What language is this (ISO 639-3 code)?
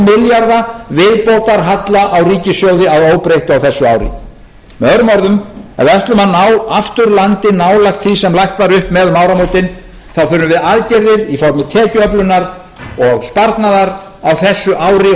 isl